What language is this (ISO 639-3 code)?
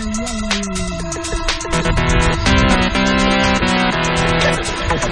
ara